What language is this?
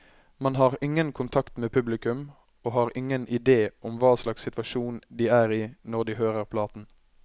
Norwegian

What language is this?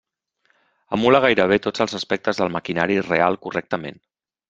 Catalan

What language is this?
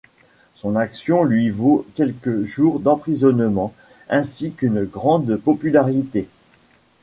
French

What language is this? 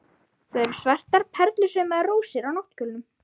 Icelandic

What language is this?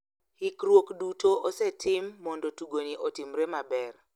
Luo (Kenya and Tanzania)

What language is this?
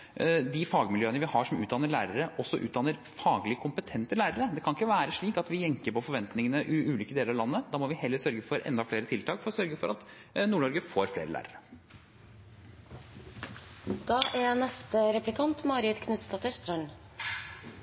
Norwegian Bokmål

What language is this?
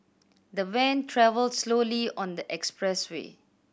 English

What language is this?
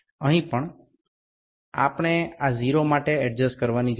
Bangla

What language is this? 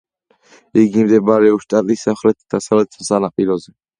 Georgian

